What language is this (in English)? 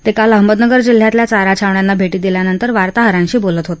Marathi